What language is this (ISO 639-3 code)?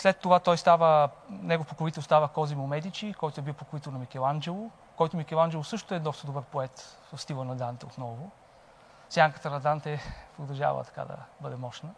bul